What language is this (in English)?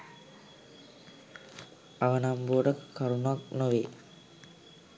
Sinhala